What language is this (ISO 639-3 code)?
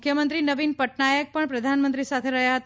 guj